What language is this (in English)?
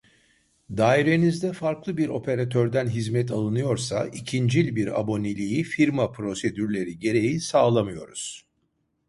Turkish